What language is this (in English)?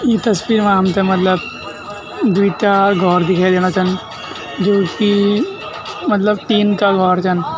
Garhwali